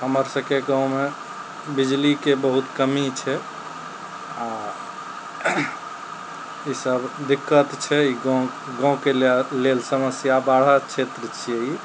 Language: Maithili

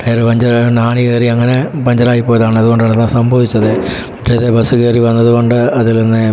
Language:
Malayalam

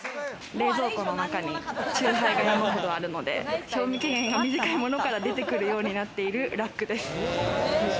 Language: Japanese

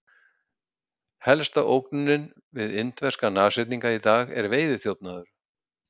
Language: Icelandic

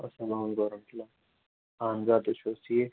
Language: Kashmiri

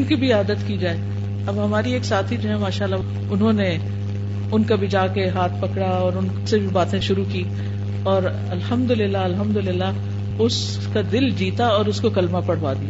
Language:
Urdu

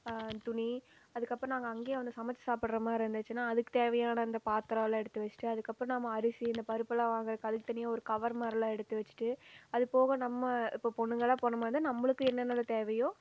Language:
Tamil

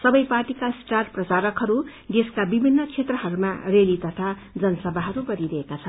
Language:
Nepali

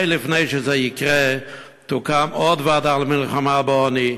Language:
Hebrew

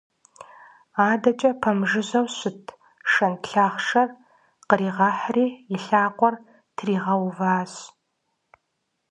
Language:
Kabardian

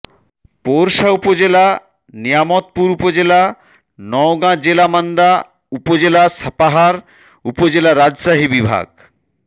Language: Bangla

